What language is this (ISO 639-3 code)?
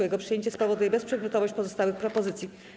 pol